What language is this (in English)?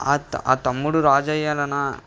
Telugu